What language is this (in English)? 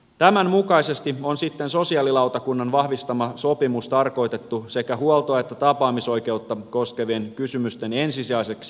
Finnish